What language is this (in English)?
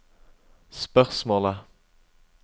Norwegian